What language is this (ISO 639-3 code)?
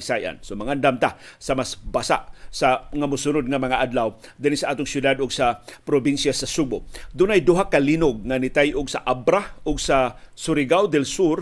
fil